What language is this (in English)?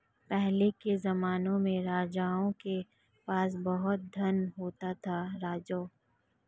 Hindi